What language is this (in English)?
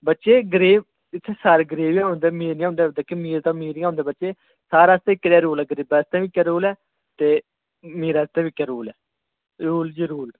Dogri